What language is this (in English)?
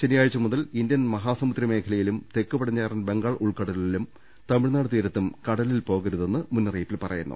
Malayalam